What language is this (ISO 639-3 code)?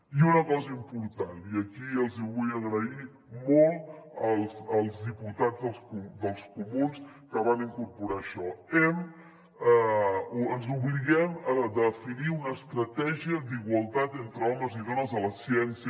cat